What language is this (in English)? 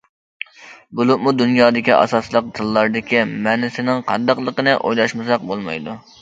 Uyghur